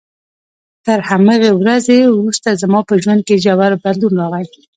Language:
Pashto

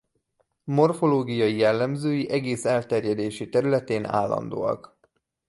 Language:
Hungarian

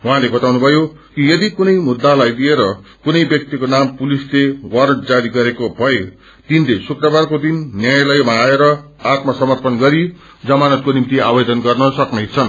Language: Nepali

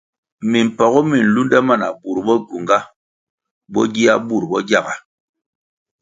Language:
Kwasio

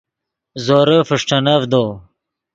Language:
Yidgha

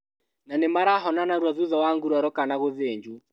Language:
Kikuyu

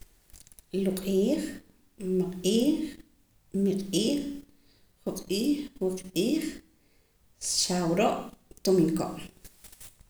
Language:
Poqomam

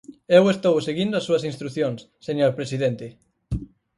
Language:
Galician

